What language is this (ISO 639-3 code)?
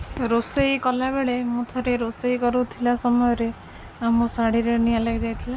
ori